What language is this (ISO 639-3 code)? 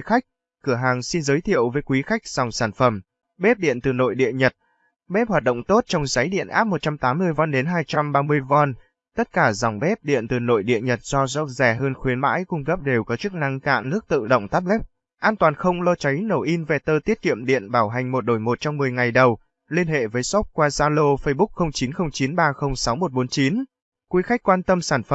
vie